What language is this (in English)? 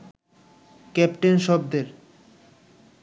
Bangla